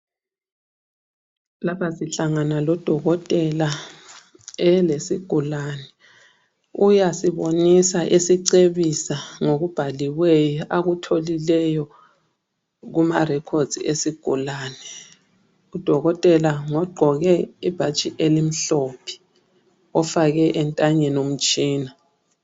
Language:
North Ndebele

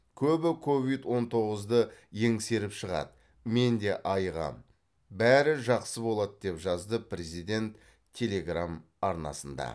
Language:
Kazakh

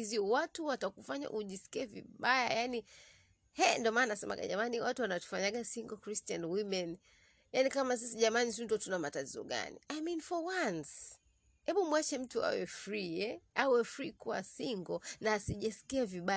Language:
Swahili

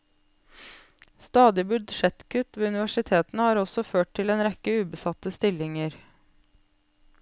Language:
Norwegian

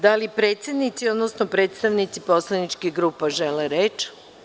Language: Serbian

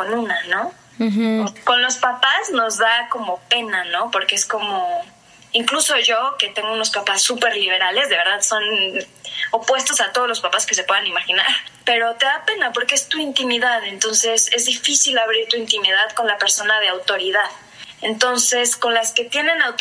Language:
Spanish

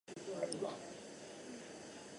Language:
Chinese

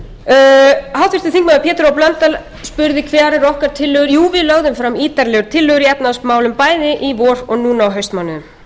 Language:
Icelandic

